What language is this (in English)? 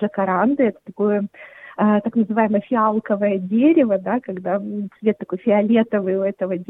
Russian